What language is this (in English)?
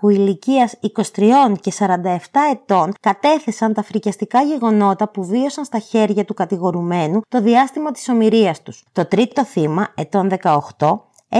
Greek